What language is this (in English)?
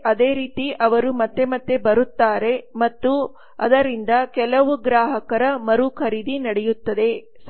Kannada